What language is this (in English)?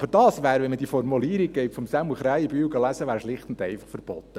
Swiss German